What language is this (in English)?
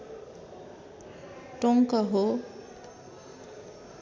Nepali